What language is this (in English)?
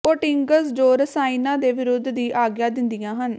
Punjabi